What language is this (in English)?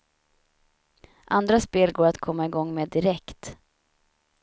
Swedish